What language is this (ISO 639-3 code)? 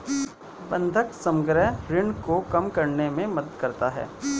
hin